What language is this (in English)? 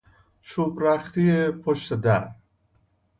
Persian